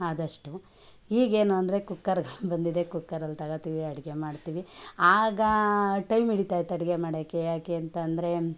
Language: Kannada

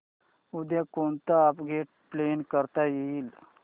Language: Marathi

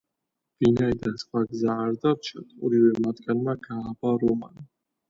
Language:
Georgian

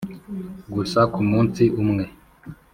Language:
Kinyarwanda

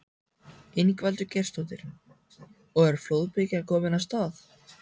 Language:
Icelandic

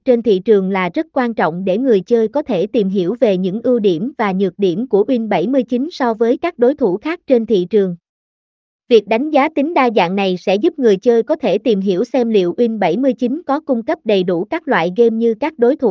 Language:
Vietnamese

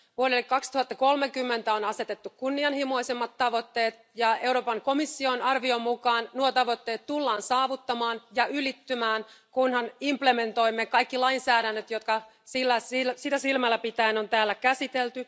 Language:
Finnish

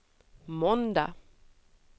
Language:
Swedish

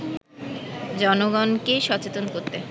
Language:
Bangla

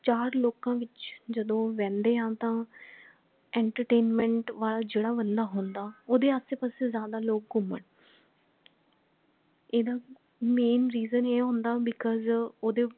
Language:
Punjabi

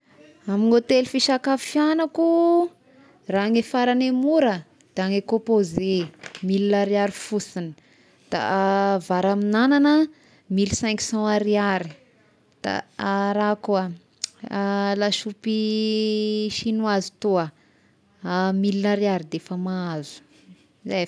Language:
Tesaka Malagasy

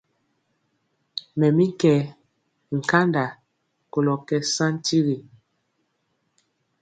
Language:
Mpiemo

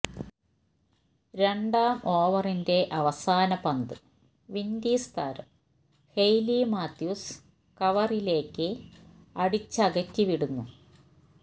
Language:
Malayalam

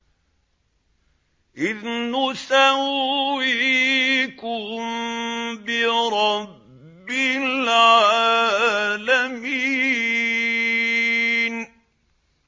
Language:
Arabic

